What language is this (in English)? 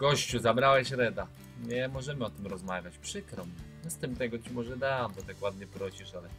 Polish